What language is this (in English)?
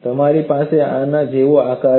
Gujarati